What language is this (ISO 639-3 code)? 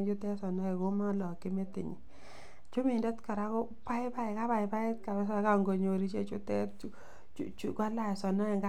kln